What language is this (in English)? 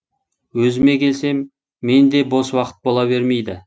Kazakh